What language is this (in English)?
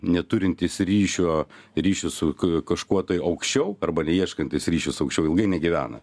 Lithuanian